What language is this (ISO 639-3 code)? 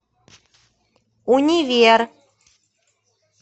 rus